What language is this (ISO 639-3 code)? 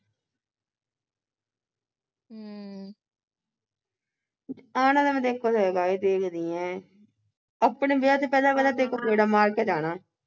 pan